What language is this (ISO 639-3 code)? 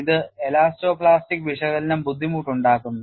mal